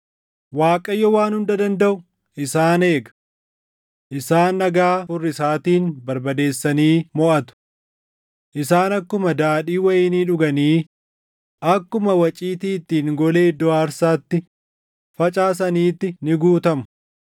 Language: Oromo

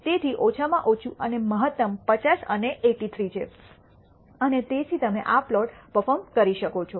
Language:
Gujarati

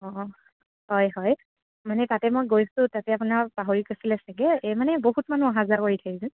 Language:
Assamese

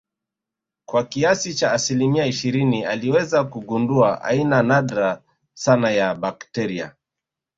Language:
Swahili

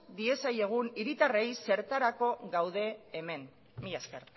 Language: Basque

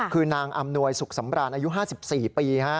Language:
Thai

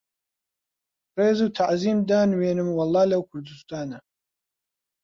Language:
Central Kurdish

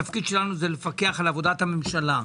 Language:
Hebrew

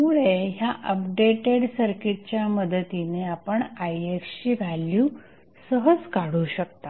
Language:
Marathi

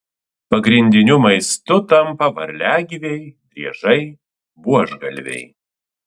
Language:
Lithuanian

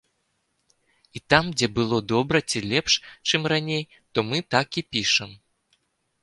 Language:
Belarusian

